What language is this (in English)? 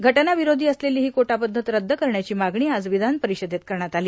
Marathi